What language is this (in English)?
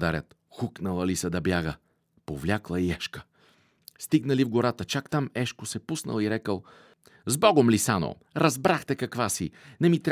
Bulgarian